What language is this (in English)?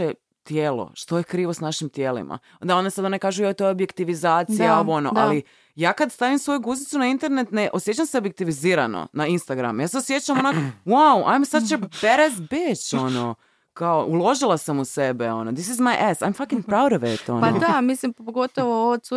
Croatian